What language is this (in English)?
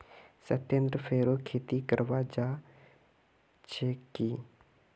Magahi